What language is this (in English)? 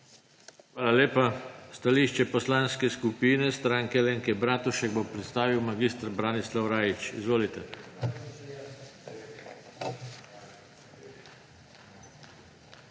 Slovenian